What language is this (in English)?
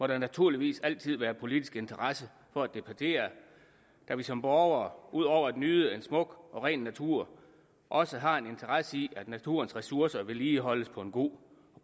Danish